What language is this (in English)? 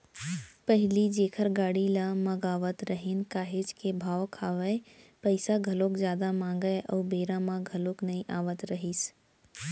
Chhattisgarhi